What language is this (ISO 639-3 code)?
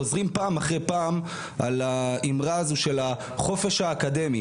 heb